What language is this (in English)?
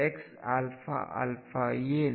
Kannada